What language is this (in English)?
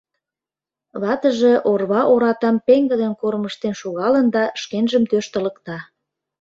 Mari